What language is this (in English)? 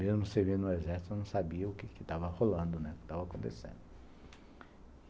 Portuguese